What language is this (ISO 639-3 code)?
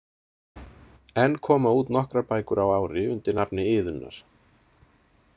isl